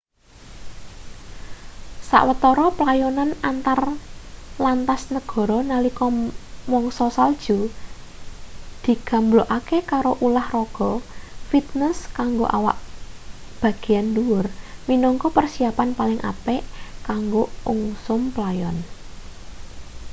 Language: Javanese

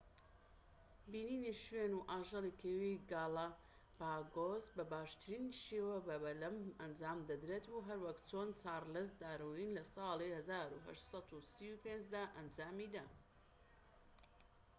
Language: Central Kurdish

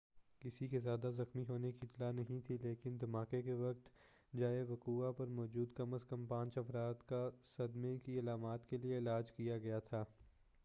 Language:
Urdu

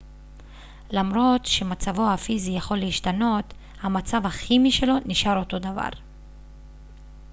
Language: Hebrew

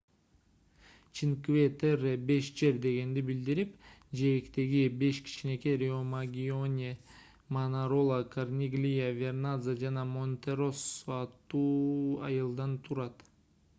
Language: Kyrgyz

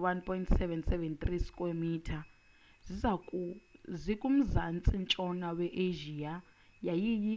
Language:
Xhosa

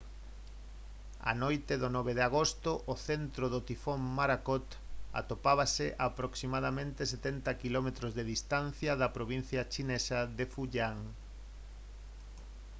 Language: Galician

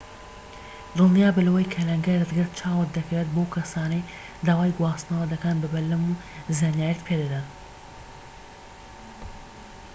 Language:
Central Kurdish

